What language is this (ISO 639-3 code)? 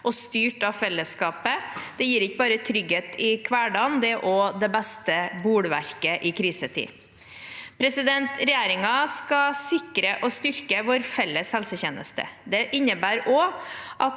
nor